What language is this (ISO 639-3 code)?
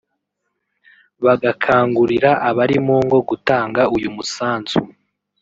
kin